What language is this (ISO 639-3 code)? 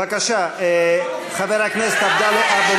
heb